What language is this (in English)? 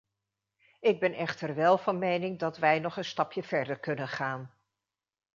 Dutch